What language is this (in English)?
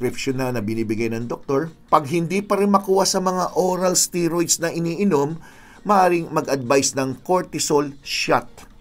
Filipino